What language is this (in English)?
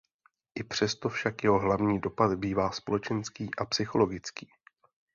Czech